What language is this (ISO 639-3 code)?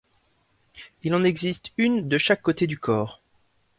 fra